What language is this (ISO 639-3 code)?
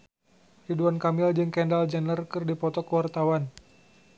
sun